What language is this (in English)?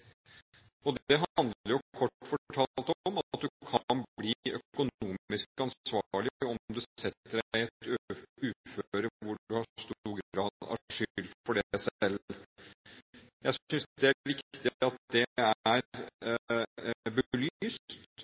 Norwegian Bokmål